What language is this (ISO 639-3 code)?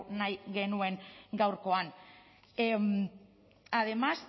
eus